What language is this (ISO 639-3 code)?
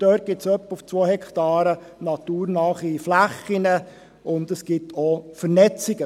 gsw